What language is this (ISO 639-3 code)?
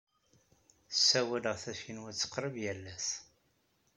kab